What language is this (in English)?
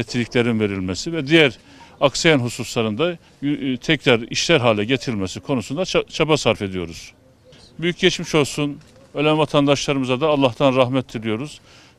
Turkish